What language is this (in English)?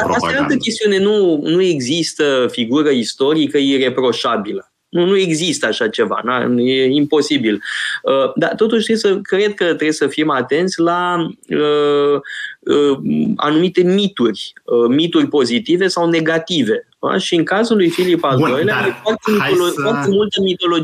Romanian